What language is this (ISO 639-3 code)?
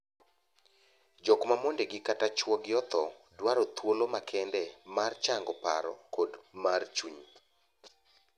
luo